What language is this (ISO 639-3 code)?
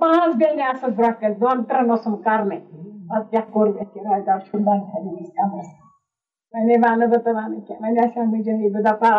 urd